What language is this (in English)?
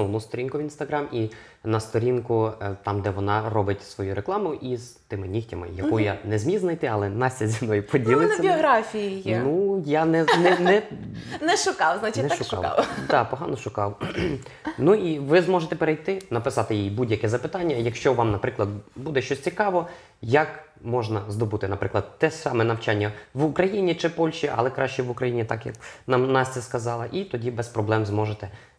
Ukrainian